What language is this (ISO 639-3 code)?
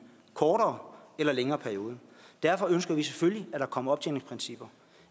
dan